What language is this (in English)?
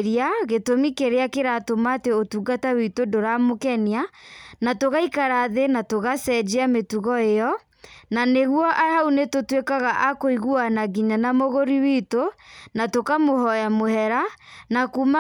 Kikuyu